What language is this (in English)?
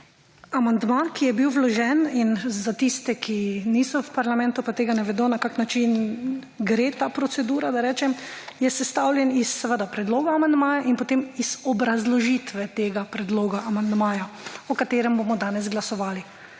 Slovenian